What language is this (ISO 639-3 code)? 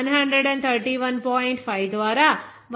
tel